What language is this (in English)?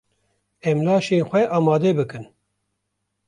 Kurdish